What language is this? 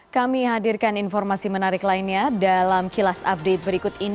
Indonesian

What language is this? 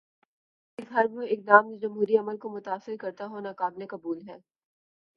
Urdu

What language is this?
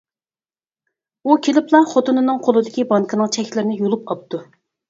Uyghur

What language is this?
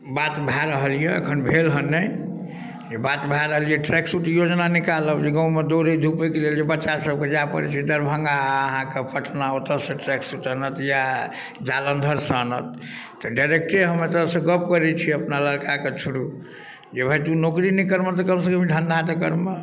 Maithili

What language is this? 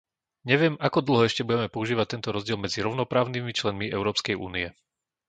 Slovak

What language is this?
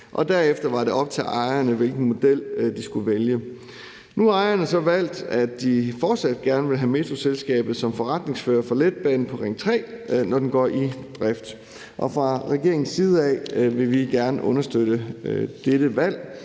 Danish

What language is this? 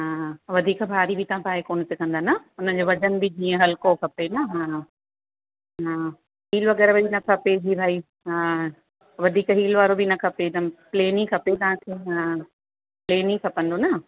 Sindhi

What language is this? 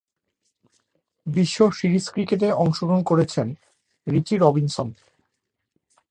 Bangla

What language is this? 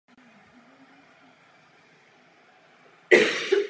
Czech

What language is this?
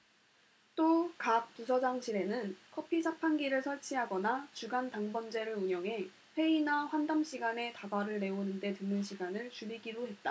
Korean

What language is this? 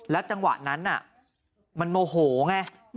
Thai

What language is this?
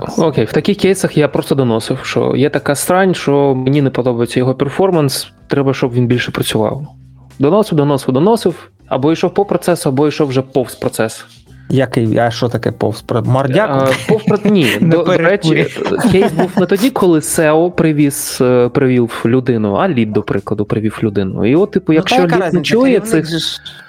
Ukrainian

